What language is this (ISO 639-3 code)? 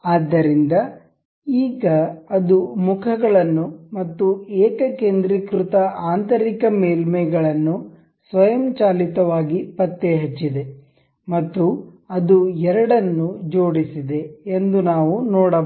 kan